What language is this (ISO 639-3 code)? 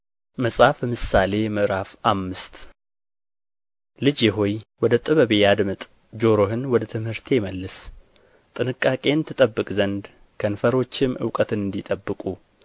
amh